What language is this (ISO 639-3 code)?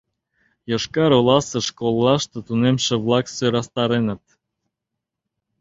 chm